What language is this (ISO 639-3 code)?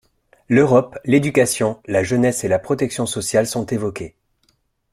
fra